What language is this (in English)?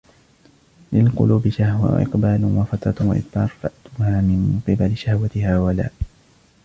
Arabic